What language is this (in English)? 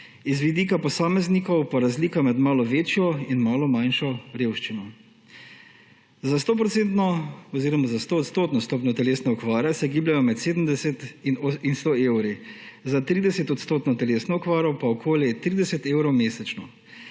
Slovenian